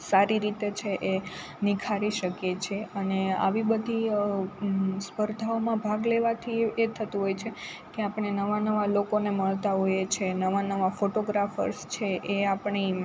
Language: Gujarati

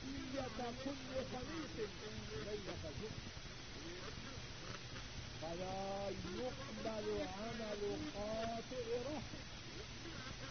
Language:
Urdu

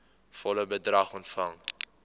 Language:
Afrikaans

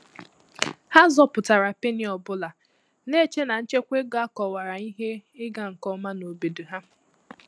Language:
Igbo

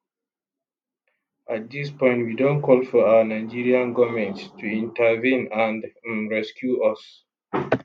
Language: Nigerian Pidgin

